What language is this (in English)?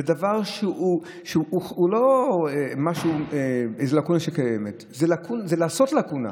Hebrew